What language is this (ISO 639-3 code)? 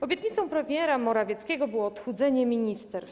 pol